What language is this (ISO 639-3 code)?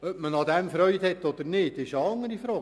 gsw